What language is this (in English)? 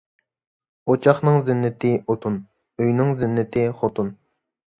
Uyghur